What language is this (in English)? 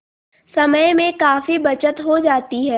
Hindi